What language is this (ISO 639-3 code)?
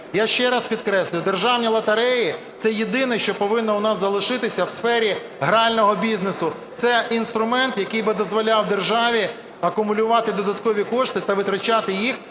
ukr